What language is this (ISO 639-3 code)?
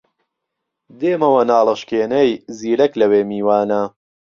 ckb